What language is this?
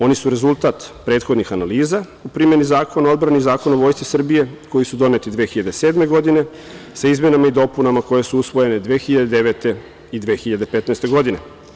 Serbian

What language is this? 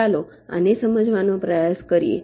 Gujarati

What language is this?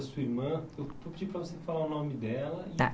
Portuguese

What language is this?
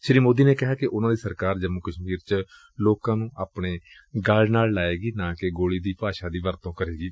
Punjabi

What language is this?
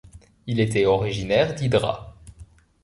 French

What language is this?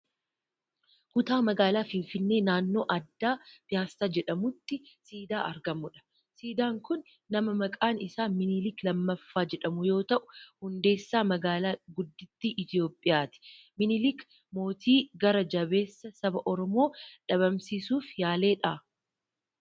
Oromo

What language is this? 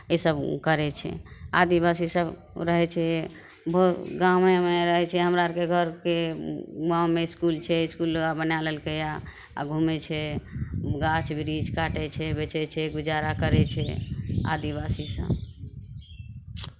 Maithili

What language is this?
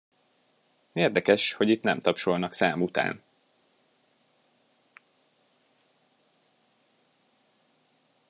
Hungarian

